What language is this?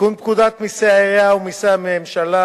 Hebrew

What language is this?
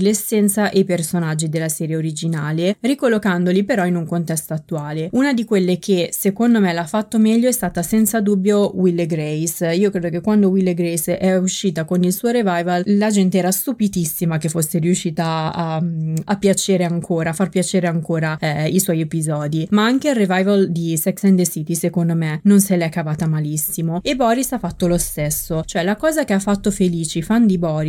Italian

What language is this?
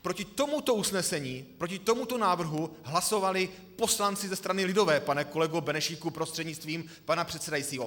Czech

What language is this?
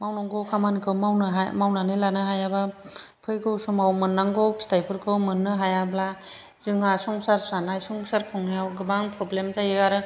Bodo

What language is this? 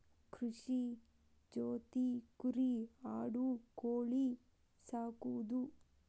Kannada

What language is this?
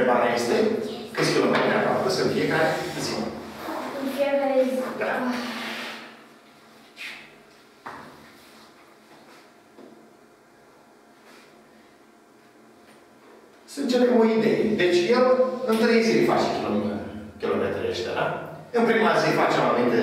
Romanian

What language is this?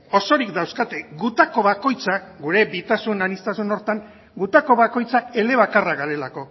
Basque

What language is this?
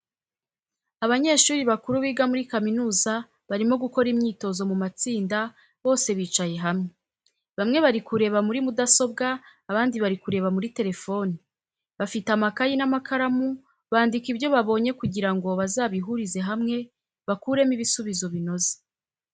Kinyarwanda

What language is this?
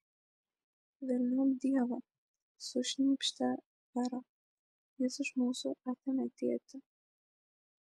Lithuanian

